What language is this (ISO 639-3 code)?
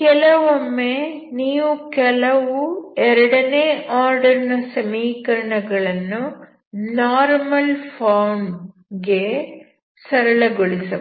kan